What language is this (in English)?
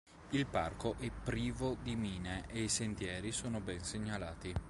Italian